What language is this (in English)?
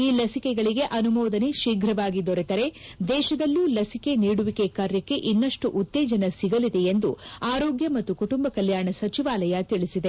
Kannada